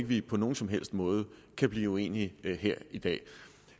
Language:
Danish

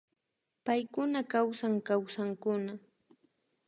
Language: Imbabura Highland Quichua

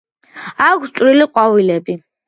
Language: Georgian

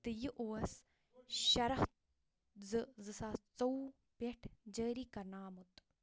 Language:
Kashmiri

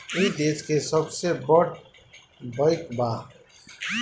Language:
Bhojpuri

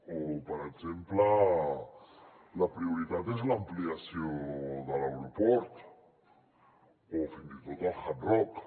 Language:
Catalan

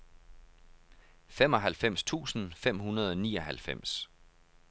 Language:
Danish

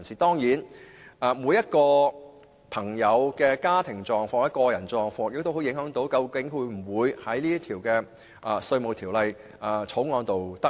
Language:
Cantonese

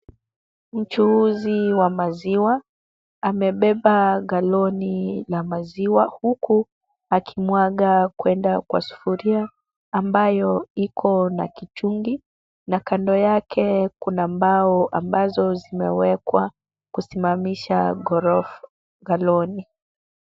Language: Swahili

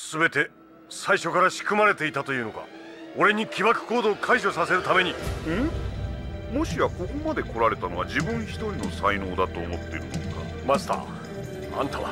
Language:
Japanese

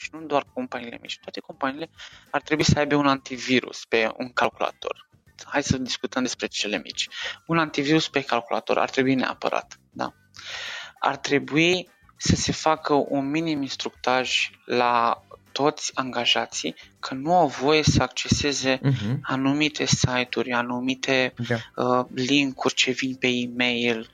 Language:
Romanian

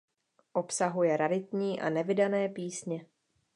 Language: Czech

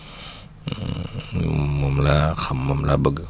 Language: Wolof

